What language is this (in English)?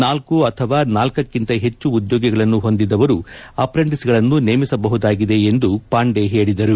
Kannada